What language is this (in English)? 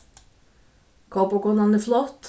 Faroese